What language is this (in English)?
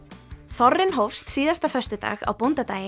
Icelandic